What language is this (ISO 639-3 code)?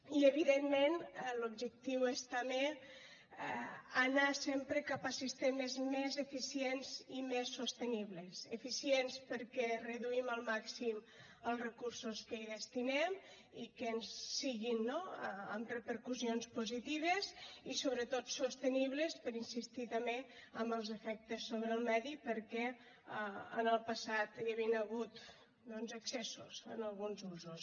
cat